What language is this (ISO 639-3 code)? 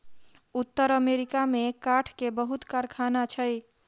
mai